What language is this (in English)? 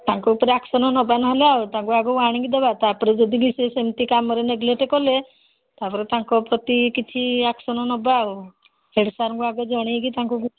Odia